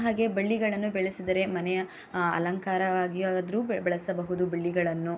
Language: Kannada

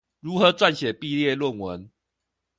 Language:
Chinese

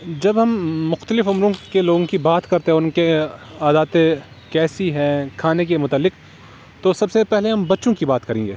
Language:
Urdu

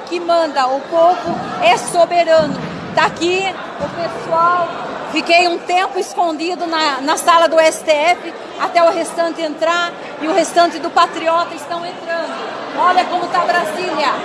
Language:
Portuguese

